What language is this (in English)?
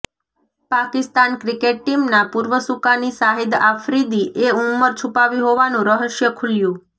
Gujarati